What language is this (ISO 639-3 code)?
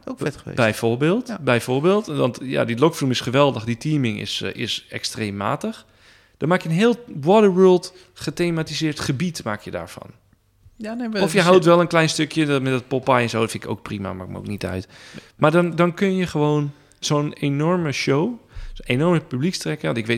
nld